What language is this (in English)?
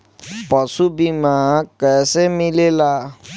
Bhojpuri